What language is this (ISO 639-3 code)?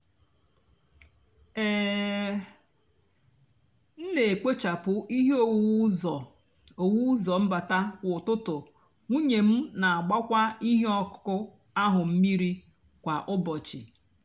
ibo